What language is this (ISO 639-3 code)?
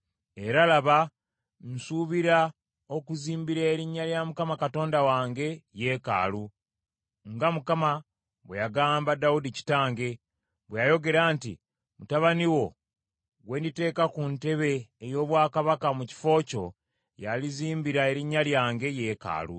lug